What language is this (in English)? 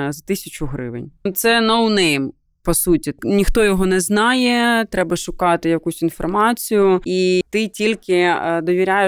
Ukrainian